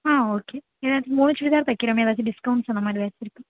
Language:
Tamil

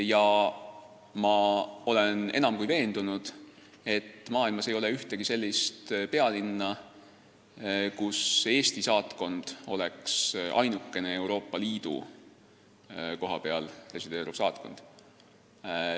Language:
Estonian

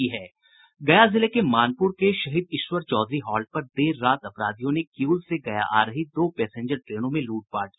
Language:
Hindi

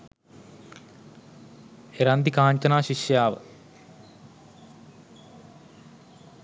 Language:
Sinhala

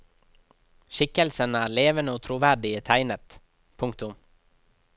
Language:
Norwegian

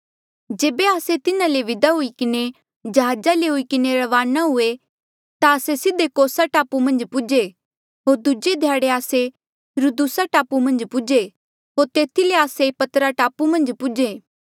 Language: Mandeali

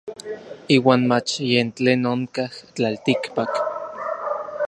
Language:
Orizaba Nahuatl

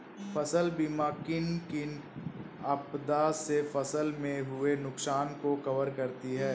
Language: Hindi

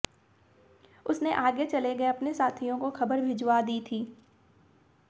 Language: Hindi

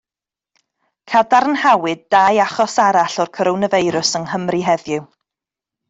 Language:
Welsh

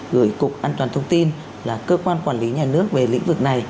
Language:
Vietnamese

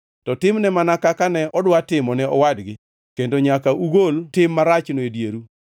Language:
Luo (Kenya and Tanzania)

